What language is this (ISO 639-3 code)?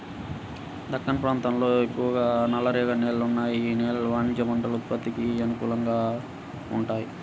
tel